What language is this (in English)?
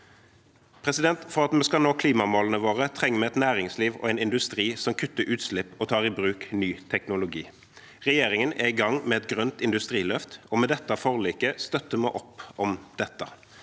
Norwegian